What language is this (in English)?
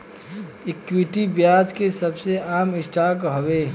Bhojpuri